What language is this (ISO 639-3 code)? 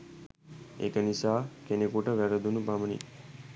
sin